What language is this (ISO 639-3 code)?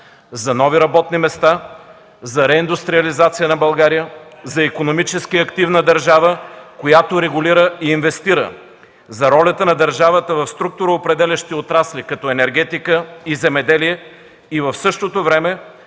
bul